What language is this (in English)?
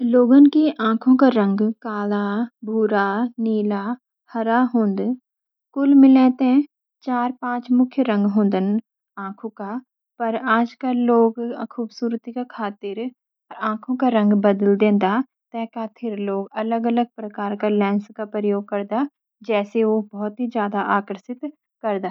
Garhwali